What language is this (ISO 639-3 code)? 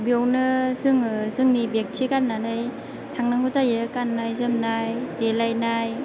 brx